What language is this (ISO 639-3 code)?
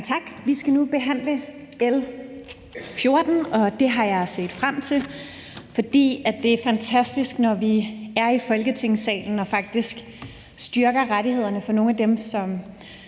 dan